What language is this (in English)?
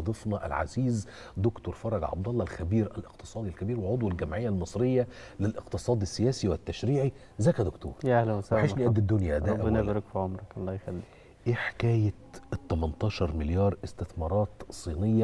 Arabic